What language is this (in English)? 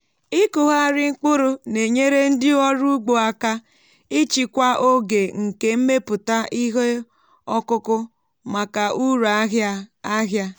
Igbo